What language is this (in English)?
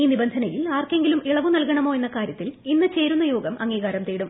Malayalam